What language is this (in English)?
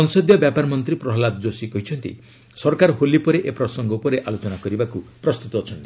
Odia